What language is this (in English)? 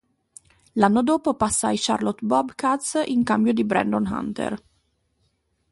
Italian